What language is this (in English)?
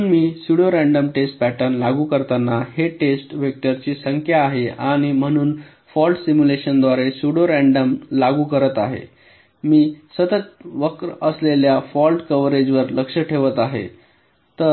Marathi